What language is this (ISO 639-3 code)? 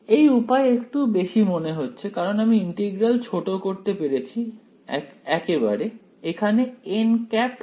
ben